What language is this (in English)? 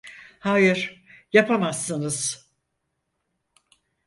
Turkish